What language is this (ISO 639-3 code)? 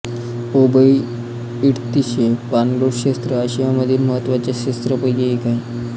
mar